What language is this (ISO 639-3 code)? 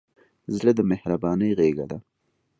pus